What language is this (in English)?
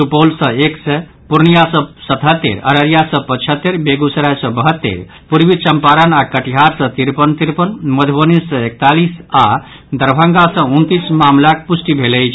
Maithili